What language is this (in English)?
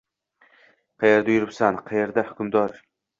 Uzbek